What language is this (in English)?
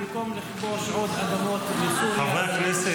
Hebrew